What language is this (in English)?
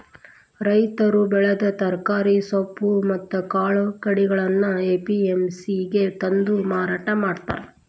Kannada